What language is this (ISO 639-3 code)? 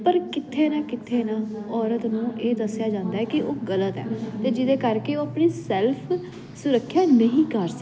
pan